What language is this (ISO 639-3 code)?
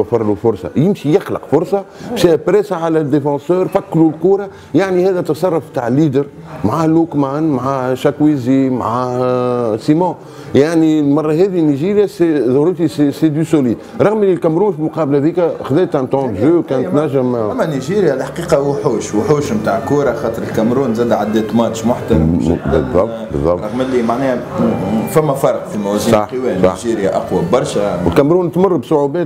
ara